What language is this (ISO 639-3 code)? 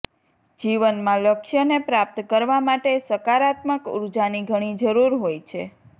guj